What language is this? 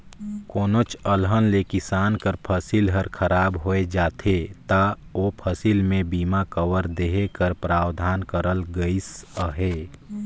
Chhattisgarhi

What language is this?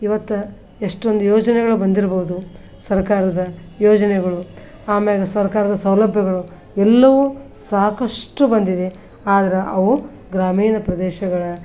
Kannada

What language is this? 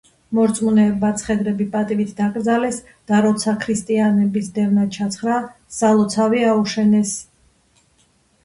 Georgian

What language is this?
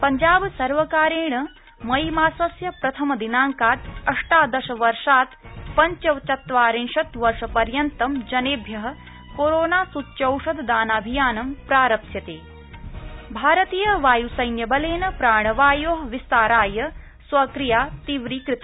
Sanskrit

